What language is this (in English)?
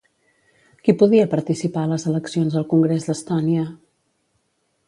Catalan